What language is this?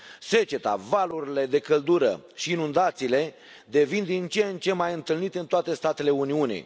Romanian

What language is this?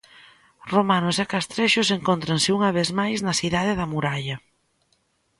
Galician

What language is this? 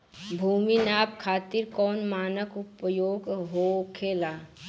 Bhojpuri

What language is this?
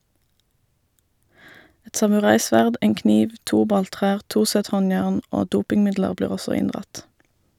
Norwegian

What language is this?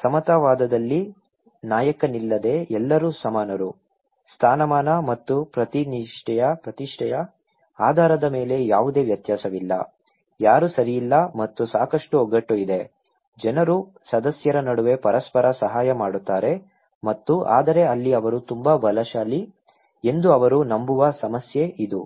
Kannada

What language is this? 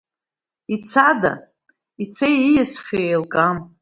Abkhazian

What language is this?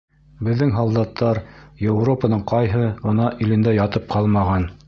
Bashkir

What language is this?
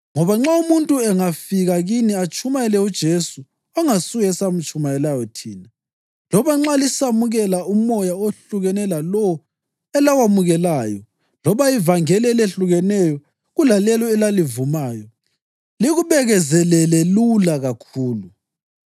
North Ndebele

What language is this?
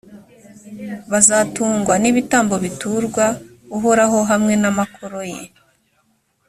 Kinyarwanda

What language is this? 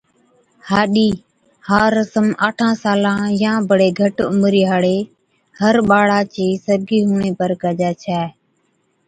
Od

